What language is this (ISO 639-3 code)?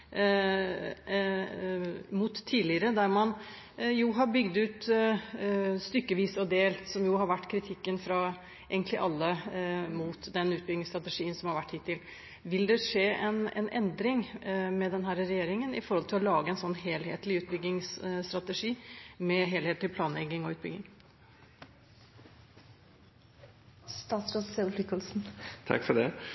nob